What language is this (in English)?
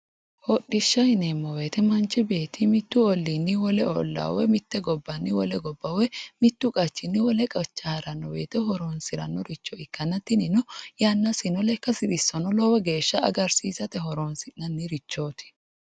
Sidamo